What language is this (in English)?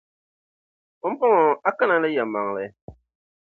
Dagbani